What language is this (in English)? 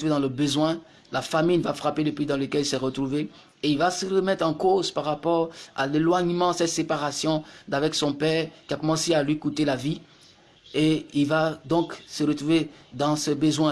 French